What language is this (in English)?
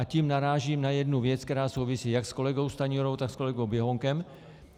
Czech